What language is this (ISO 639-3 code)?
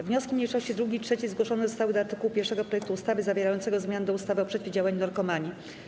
pol